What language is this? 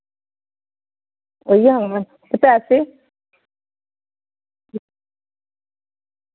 Dogri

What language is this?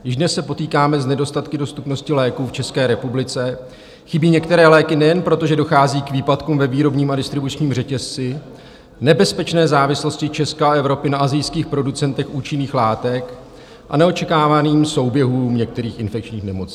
Czech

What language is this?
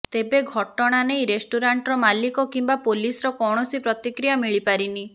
Odia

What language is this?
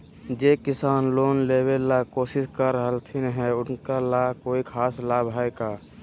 Magahi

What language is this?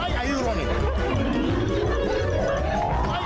Thai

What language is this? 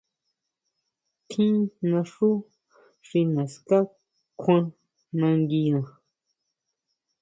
Huautla Mazatec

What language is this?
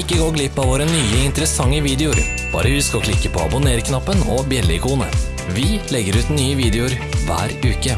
Norwegian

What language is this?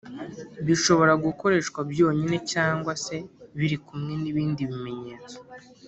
Kinyarwanda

